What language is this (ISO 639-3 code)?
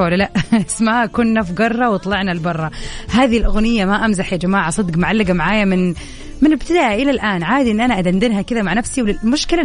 ara